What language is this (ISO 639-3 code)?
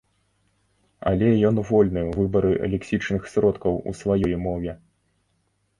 bel